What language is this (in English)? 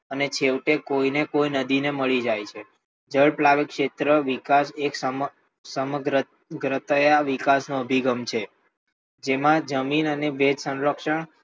Gujarati